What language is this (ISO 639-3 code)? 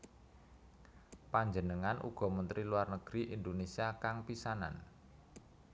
jav